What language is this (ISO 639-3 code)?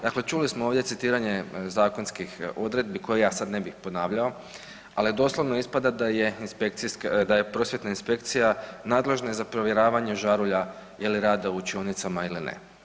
hrv